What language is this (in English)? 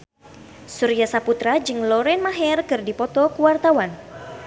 Sundanese